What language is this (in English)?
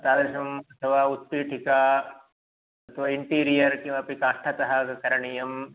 Sanskrit